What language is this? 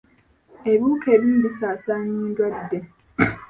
Ganda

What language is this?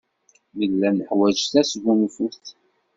Kabyle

